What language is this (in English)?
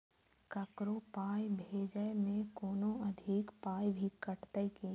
Maithili